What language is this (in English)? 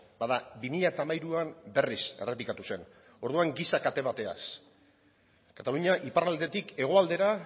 Basque